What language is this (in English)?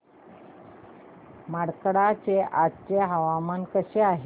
Marathi